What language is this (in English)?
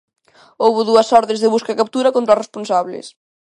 Galician